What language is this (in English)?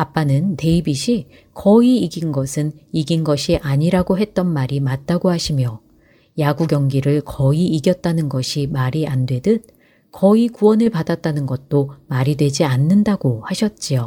Korean